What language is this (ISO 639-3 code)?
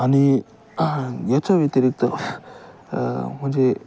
mar